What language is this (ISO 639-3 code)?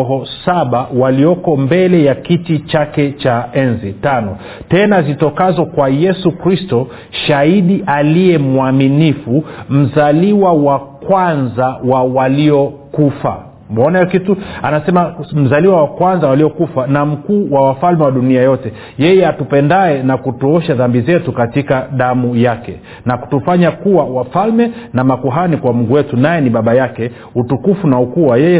swa